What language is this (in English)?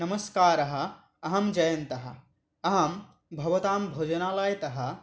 Sanskrit